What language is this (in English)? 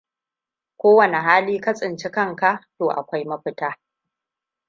Hausa